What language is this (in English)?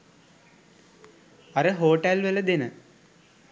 Sinhala